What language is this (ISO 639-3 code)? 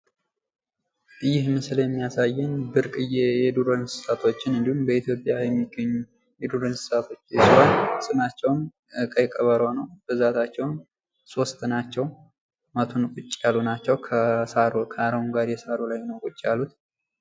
amh